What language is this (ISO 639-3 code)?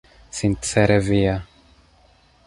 epo